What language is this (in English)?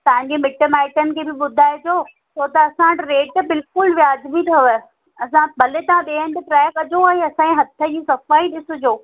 Sindhi